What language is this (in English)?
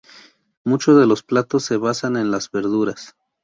Spanish